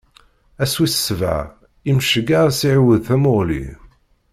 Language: Kabyle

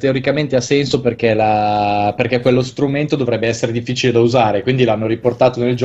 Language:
Italian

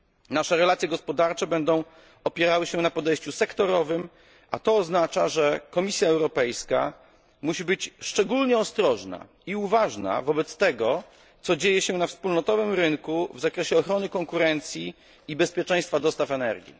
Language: Polish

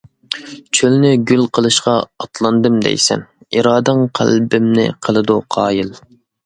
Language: Uyghur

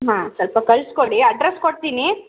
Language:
Kannada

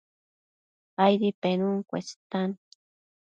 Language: Matsés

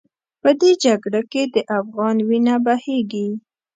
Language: Pashto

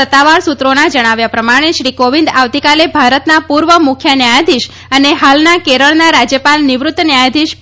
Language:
Gujarati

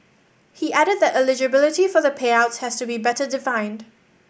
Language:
English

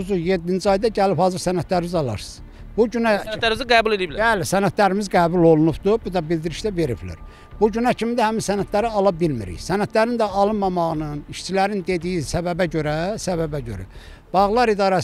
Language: Turkish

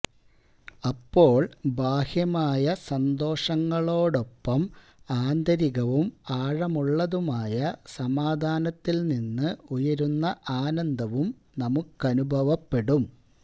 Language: Malayalam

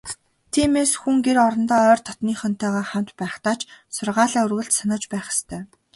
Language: Mongolian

